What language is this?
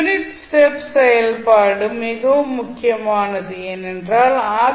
Tamil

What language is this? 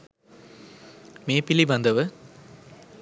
Sinhala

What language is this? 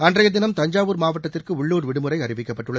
Tamil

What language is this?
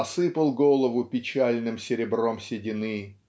Russian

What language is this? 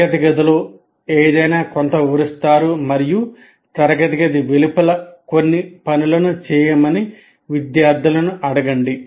Telugu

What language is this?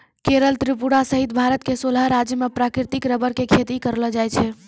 Maithili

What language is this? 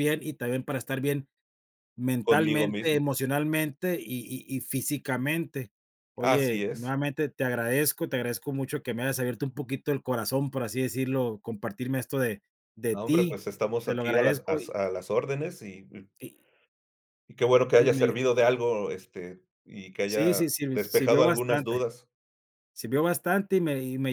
Spanish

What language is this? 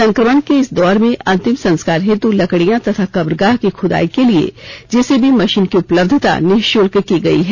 Hindi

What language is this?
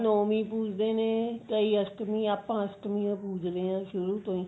Punjabi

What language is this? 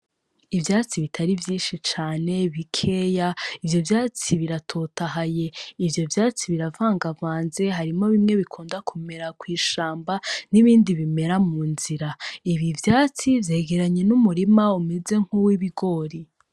Rundi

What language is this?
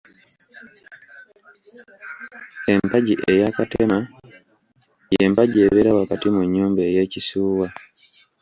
Ganda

